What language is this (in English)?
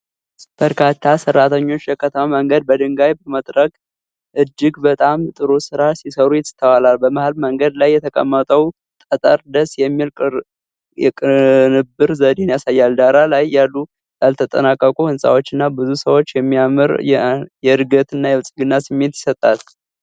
Amharic